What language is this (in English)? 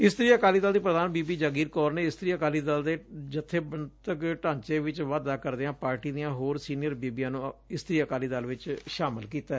Punjabi